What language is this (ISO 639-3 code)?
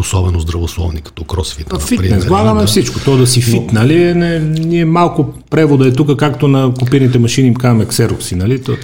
bul